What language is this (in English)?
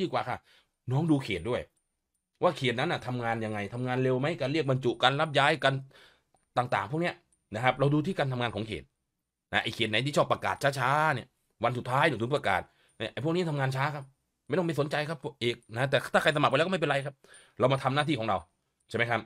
Thai